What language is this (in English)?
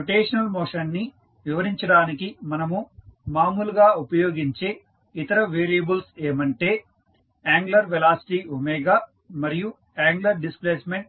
Telugu